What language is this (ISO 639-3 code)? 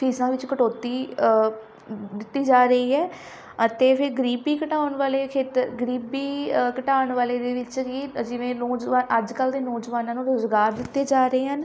pan